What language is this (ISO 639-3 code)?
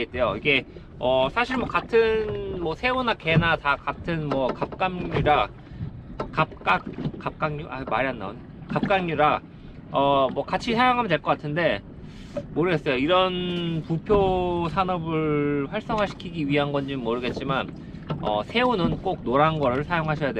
kor